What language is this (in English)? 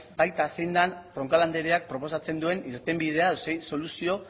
Basque